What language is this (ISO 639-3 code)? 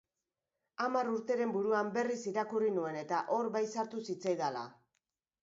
eus